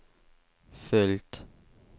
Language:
Swedish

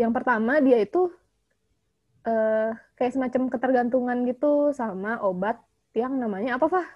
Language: Indonesian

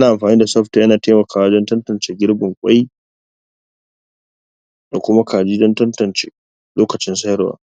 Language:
Hausa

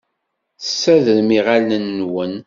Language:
Kabyle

